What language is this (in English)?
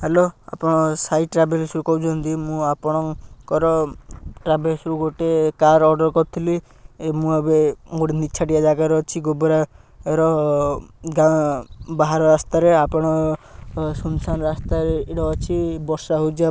Odia